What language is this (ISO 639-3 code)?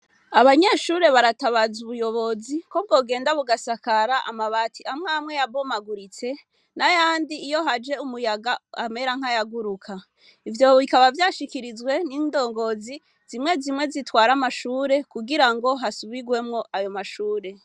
run